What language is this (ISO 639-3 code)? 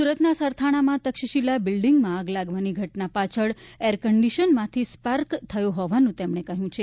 guj